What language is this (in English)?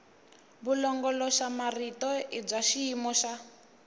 Tsonga